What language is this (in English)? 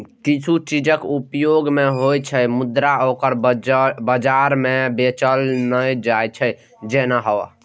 Maithili